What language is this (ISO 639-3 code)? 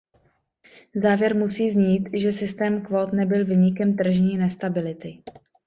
ces